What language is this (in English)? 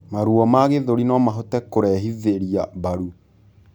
Kikuyu